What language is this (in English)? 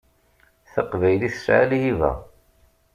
Kabyle